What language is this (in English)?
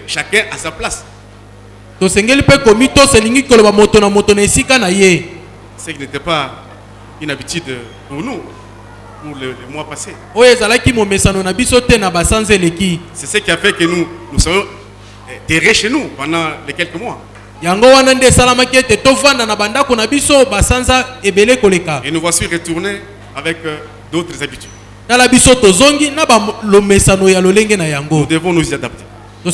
French